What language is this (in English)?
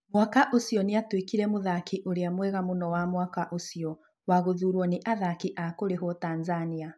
Kikuyu